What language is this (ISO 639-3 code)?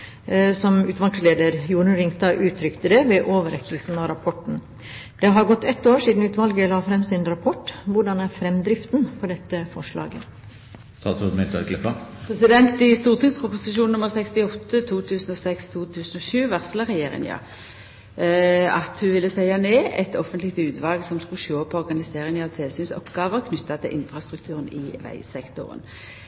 nor